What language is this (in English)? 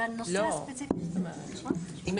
Hebrew